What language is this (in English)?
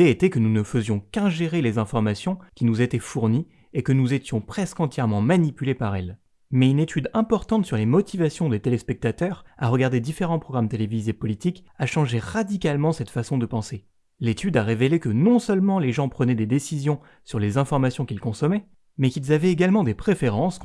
French